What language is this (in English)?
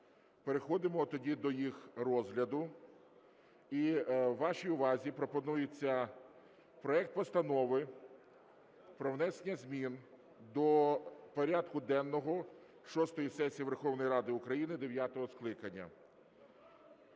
Ukrainian